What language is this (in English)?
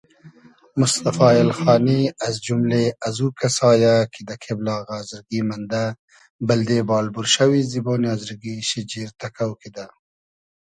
Hazaragi